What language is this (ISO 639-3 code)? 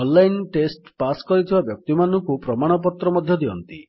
ori